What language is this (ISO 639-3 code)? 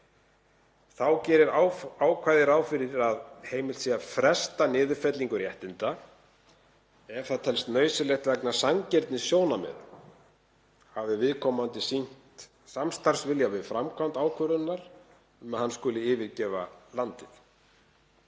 isl